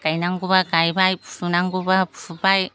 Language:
Bodo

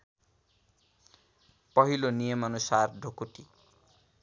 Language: Nepali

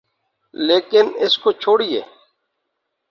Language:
Urdu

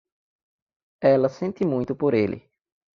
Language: Portuguese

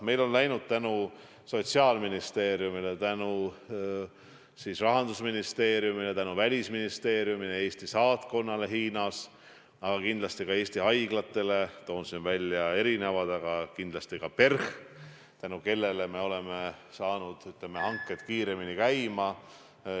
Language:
Estonian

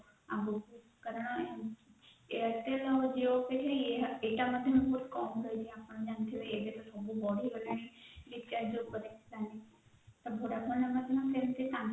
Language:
Odia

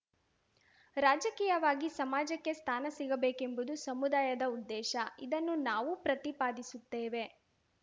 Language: Kannada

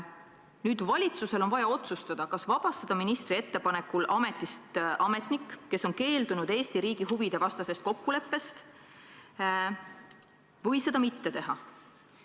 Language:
Estonian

